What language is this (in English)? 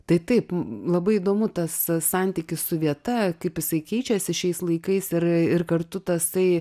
Lithuanian